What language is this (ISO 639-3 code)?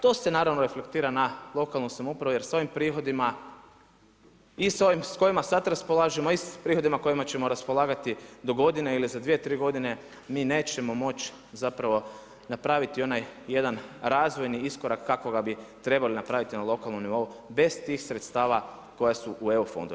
hrv